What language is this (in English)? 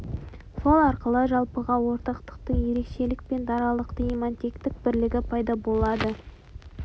Kazakh